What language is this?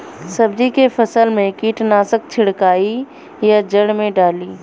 Bhojpuri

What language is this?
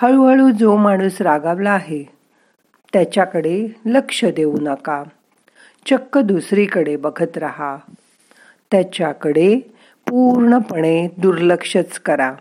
Marathi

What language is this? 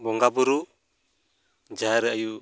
Santali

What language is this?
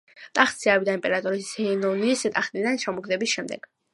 Georgian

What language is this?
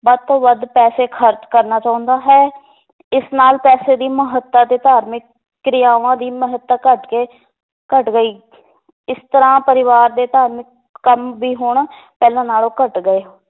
Punjabi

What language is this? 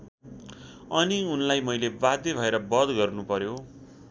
Nepali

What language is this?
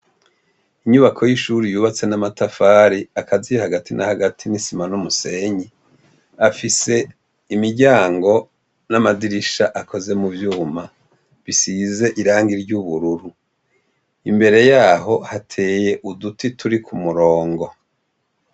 Rundi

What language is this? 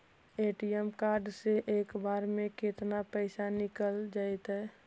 Magahi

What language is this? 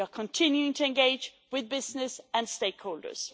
English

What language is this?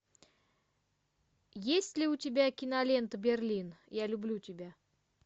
Russian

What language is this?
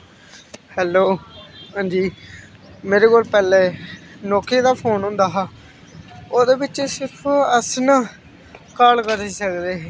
Dogri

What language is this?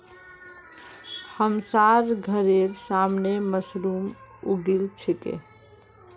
Magahi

